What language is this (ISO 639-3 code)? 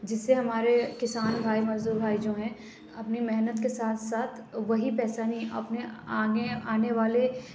urd